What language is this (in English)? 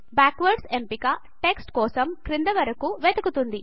Telugu